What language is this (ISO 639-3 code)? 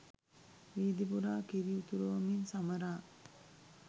sin